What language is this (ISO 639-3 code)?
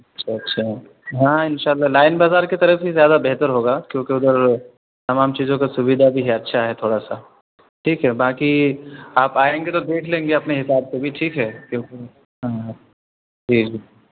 urd